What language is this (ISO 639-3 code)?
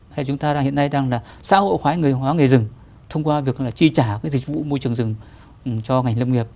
vie